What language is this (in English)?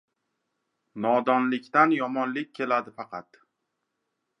Uzbek